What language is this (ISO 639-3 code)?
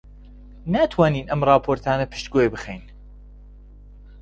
ckb